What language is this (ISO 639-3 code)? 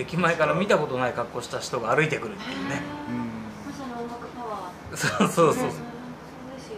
jpn